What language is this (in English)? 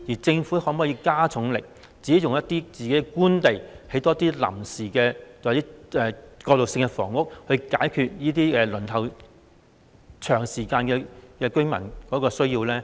Cantonese